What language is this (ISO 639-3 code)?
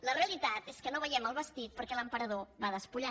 cat